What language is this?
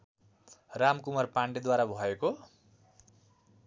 Nepali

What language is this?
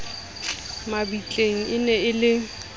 Southern Sotho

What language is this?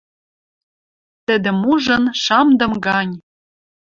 Western Mari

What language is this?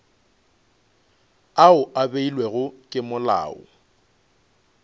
Northern Sotho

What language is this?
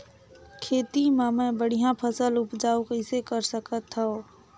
Chhattisgarhi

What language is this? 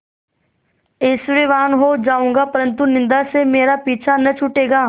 Hindi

